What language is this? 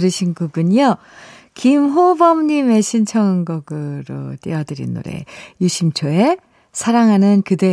Korean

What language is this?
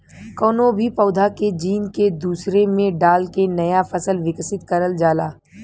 Bhojpuri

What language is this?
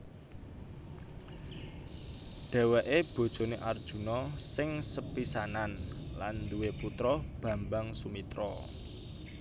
Javanese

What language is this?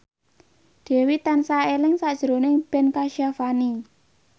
Javanese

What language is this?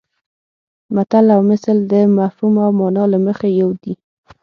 Pashto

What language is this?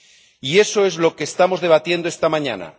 Spanish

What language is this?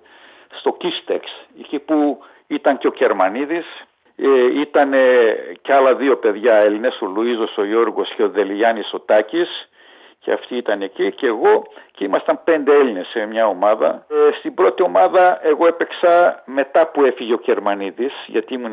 Greek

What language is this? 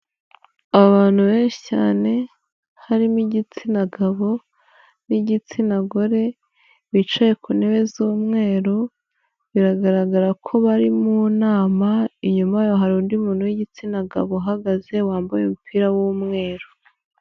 Kinyarwanda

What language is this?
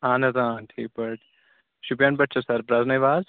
Kashmiri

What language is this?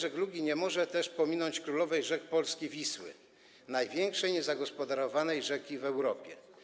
Polish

